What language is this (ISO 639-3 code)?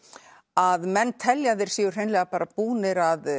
isl